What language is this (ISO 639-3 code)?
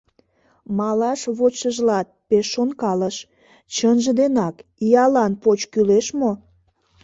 chm